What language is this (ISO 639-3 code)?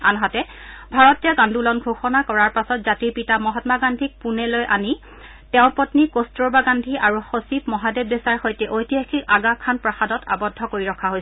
asm